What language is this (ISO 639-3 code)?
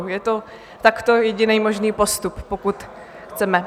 ces